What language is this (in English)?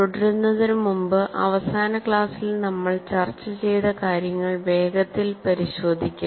Malayalam